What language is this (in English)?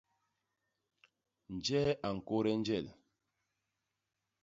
Basaa